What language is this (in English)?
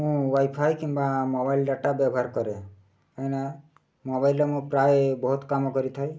Odia